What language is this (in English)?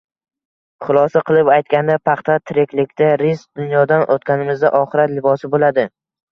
Uzbek